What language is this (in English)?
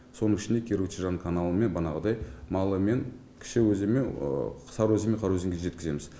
Kazakh